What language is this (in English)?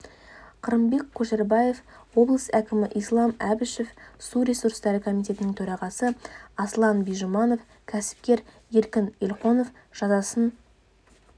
Kazakh